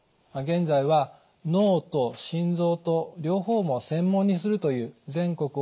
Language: Japanese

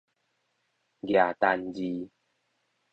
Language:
Min Nan Chinese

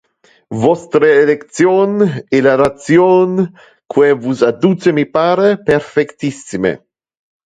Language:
Interlingua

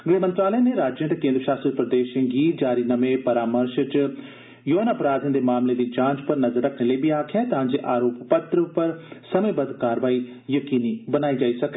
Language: Dogri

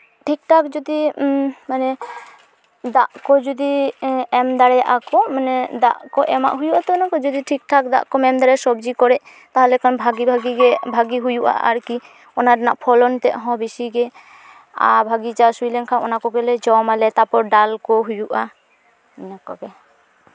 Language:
Santali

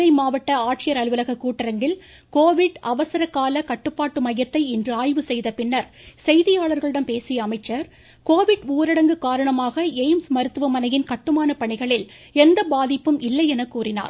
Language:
Tamil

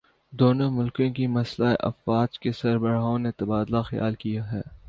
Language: Urdu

